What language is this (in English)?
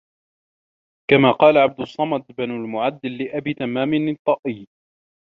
Arabic